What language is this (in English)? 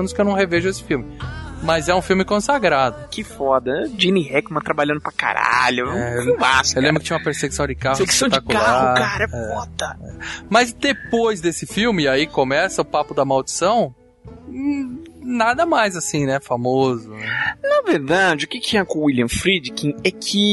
Portuguese